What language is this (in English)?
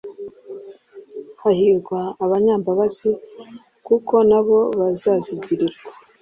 Kinyarwanda